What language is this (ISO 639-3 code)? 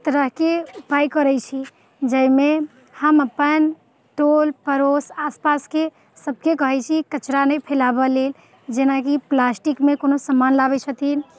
mai